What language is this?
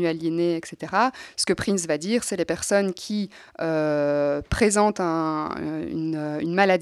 French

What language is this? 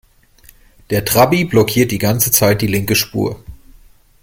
German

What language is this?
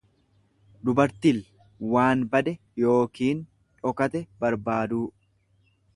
Oromo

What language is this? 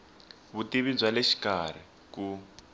Tsonga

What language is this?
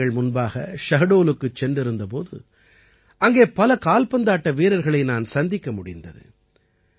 Tamil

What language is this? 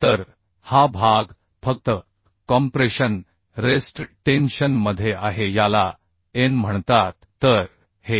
Marathi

